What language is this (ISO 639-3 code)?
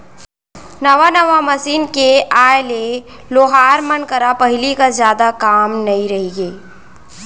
hne